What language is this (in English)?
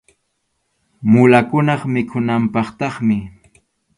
Arequipa-La Unión Quechua